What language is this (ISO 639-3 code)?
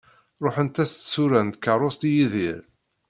kab